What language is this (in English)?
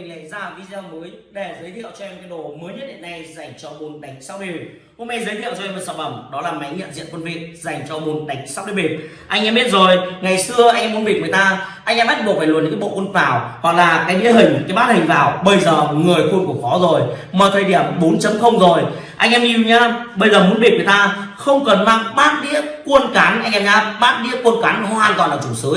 Vietnamese